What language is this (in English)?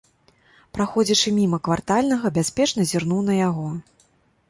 Belarusian